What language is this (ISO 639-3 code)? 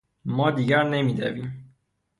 fas